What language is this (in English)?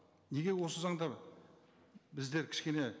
Kazakh